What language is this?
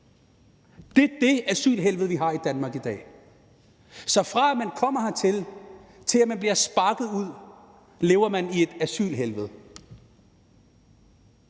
Danish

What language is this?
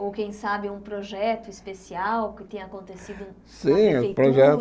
Portuguese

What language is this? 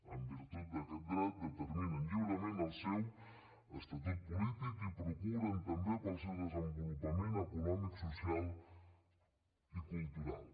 Catalan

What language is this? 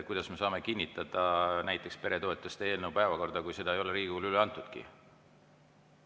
Estonian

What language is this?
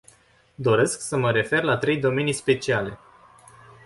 Romanian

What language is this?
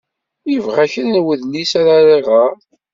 Kabyle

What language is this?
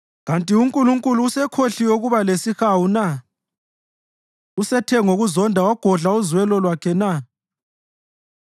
North Ndebele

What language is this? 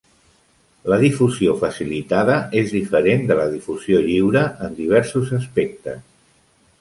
Catalan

